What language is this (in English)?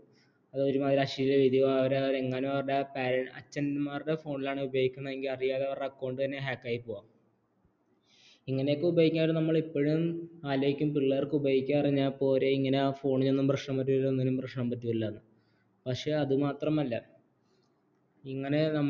Malayalam